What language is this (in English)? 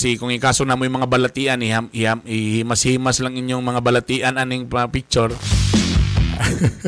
Filipino